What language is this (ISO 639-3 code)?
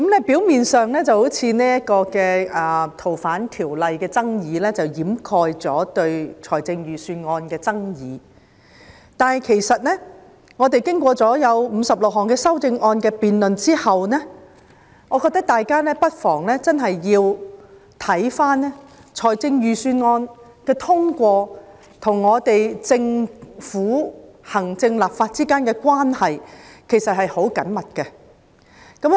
yue